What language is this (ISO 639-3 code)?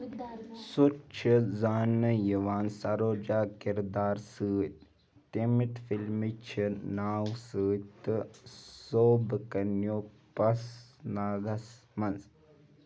kas